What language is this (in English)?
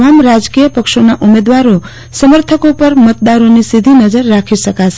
Gujarati